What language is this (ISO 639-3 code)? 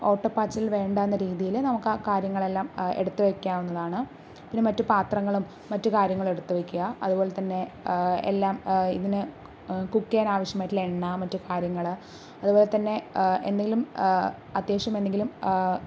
mal